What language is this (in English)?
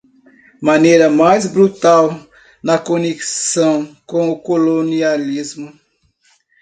Portuguese